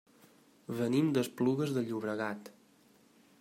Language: Catalan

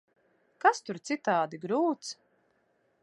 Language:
Latvian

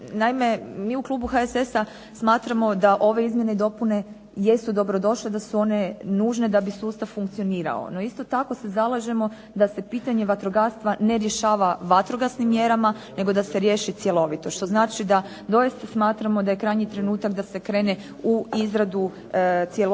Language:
Croatian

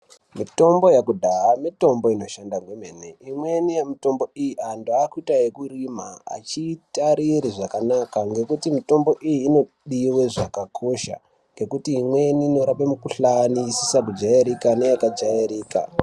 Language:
Ndau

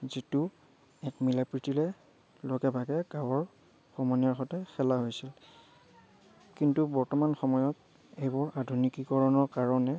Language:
Assamese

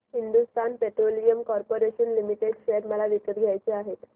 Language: Marathi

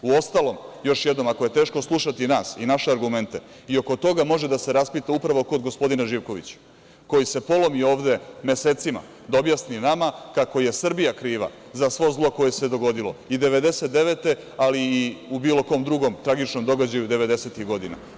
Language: Serbian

